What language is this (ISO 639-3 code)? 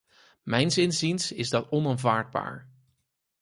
nld